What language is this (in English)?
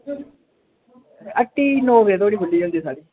Dogri